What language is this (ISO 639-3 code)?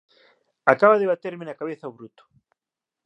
glg